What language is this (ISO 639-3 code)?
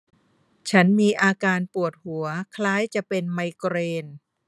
tha